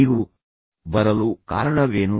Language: Kannada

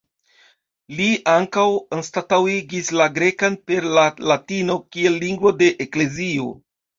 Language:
Esperanto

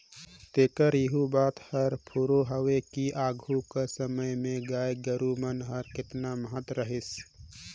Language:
Chhattisgarhi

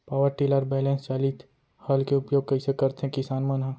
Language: Chhattisgarhi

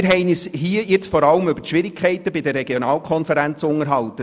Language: Swiss German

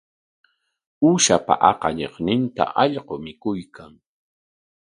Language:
Corongo Ancash Quechua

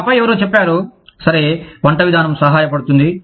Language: Telugu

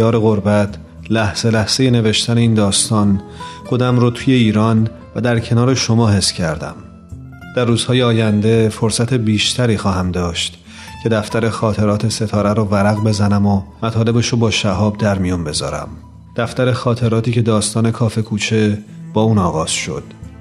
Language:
Persian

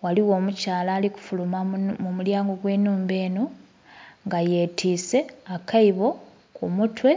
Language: Soga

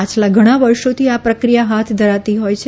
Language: Gujarati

